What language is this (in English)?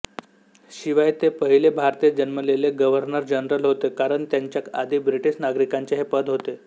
Marathi